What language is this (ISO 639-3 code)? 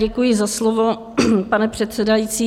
ces